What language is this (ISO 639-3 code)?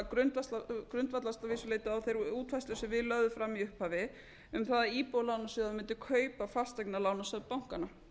isl